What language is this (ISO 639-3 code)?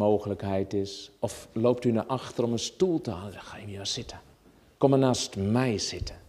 nld